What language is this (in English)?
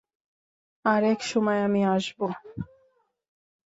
Bangla